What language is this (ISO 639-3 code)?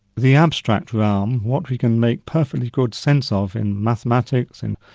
eng